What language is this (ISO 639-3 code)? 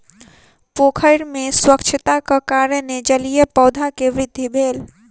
mai